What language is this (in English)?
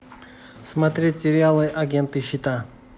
Russian